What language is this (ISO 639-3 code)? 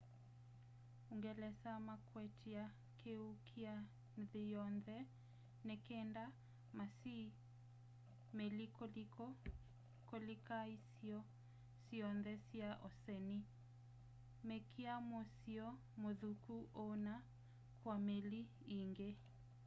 kam